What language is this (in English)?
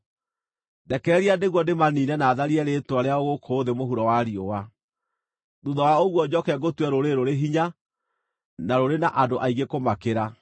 Kikuyu